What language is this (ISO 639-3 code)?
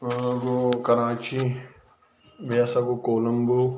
kas